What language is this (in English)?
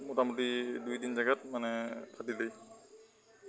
Assamese